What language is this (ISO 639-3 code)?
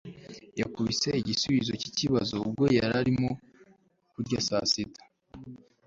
kin